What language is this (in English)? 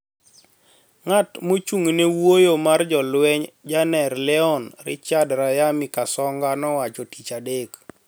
Luo (Kenya and Tanzania)